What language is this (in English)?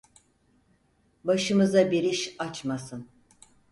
Turkish